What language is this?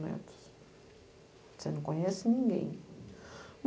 Portuguese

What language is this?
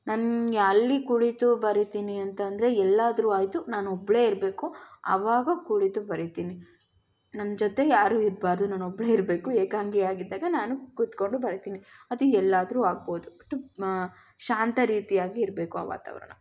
Kannada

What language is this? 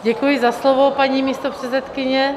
Czech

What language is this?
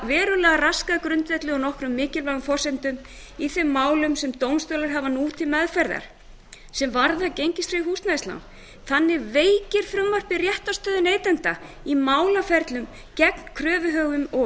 Icelandic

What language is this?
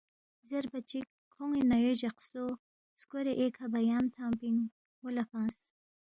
Balti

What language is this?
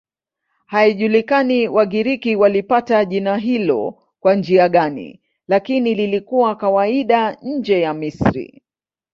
Swahili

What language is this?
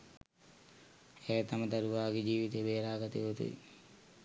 Sinhala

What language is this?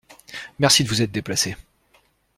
French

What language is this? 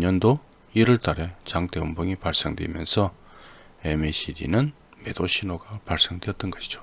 Korean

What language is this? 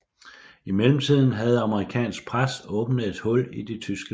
Danish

